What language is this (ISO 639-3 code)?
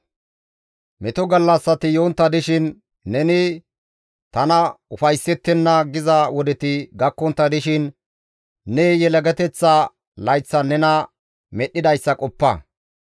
gmv